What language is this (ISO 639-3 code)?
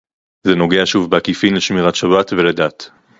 heb